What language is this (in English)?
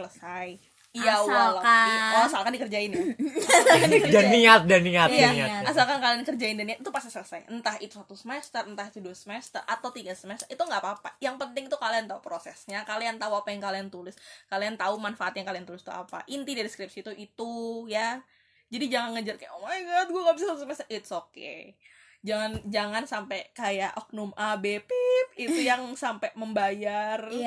Indonesian